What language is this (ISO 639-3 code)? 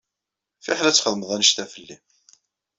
kab